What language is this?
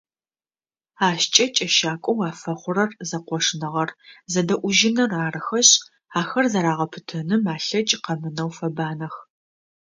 Adyghe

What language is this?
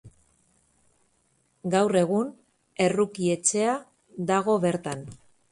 Basque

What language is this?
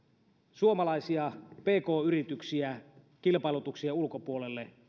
Finnish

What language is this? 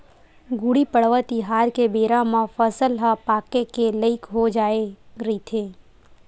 Chhattisgarhi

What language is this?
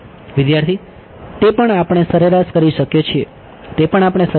Gujarati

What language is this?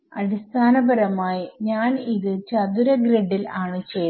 Malayalam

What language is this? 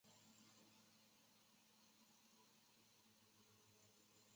Chinese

